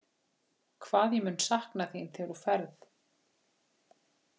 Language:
Icelandic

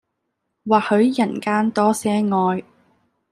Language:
Cantonese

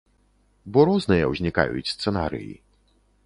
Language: Belarusian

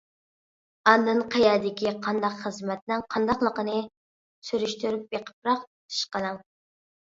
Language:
Uyghur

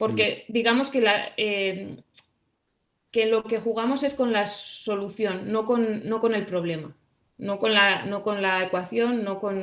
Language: Spanish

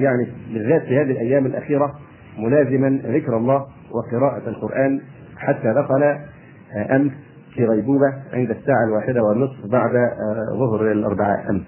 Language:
Arabic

